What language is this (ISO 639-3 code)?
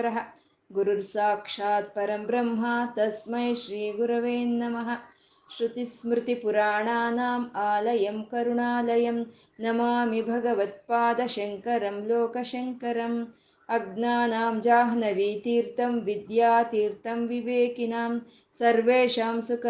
kan